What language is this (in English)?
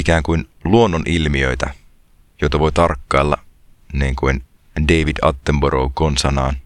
Finnish